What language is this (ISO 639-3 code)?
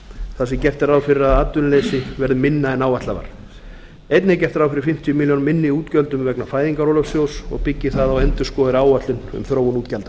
isl